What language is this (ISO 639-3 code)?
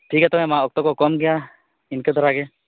sat